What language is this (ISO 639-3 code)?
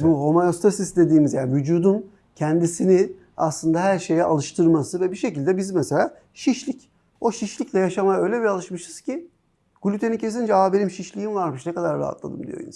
tur